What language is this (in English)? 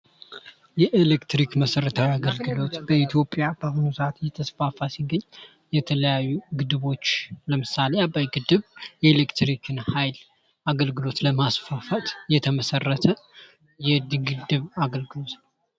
Amharic